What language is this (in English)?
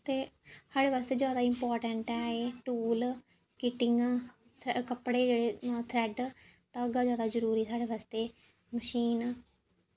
Dogri